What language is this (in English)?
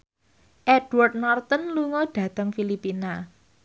Javanese